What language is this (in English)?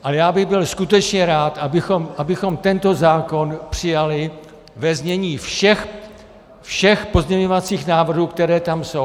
Czech